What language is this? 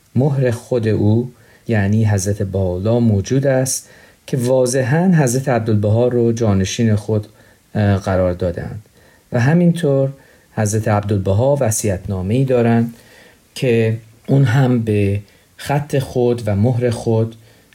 Persian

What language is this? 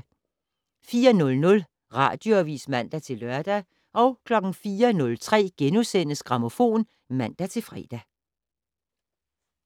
Danish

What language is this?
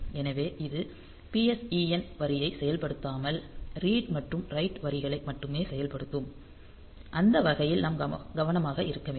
Tamil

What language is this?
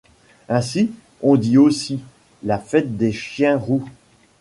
French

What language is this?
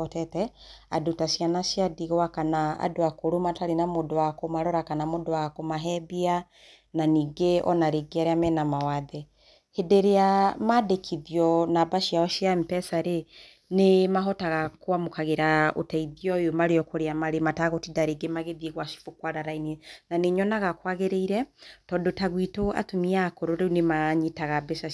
Kikuyu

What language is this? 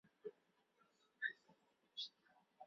Chinese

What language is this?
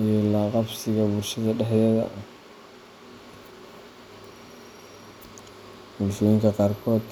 Somali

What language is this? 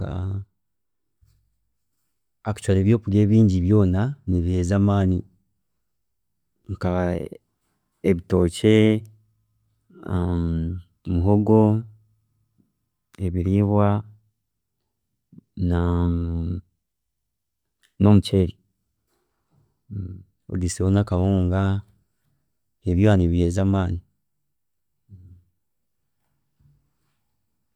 Chiga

